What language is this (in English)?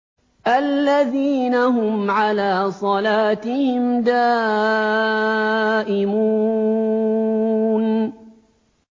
Arabic